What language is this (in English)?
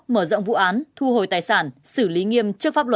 Vietnamese